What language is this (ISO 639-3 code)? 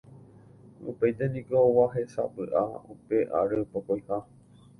grn